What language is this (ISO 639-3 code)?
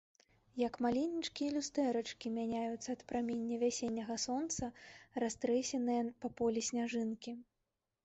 bel